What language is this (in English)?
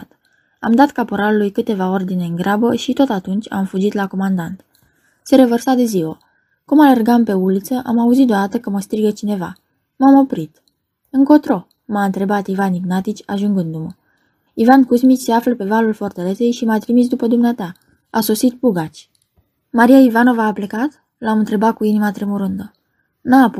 Romanian